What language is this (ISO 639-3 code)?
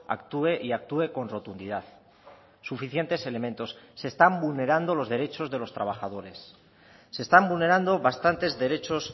spa